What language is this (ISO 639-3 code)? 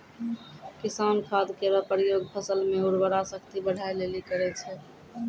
mai